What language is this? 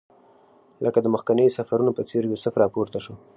Pashto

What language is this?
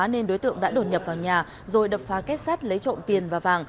Vietnamese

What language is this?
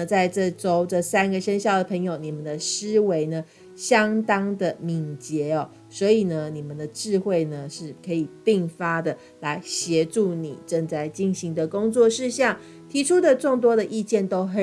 Chinese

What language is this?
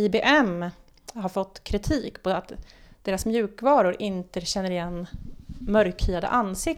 Swedish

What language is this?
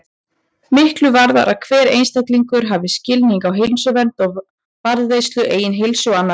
Icelandic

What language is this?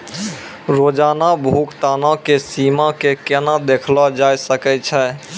Maithili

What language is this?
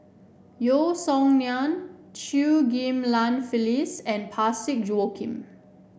English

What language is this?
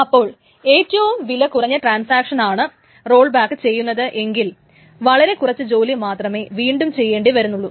Malayalam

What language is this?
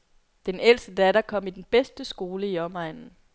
Danish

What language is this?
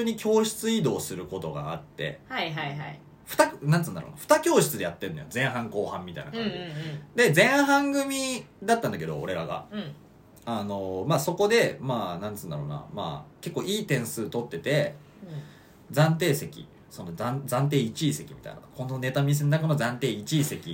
Japanese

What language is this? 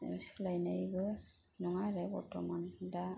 Bodo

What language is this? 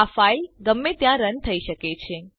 Gujarati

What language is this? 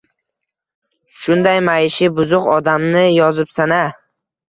Uzbek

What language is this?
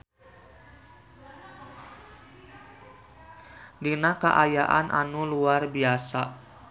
Sundanese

